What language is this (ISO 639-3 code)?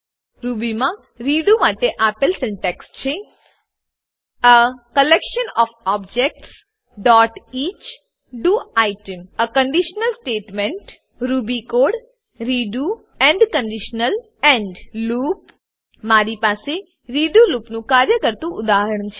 guj